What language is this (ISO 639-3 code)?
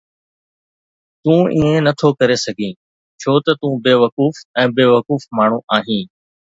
snd